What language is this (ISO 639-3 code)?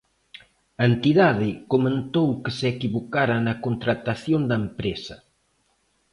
glg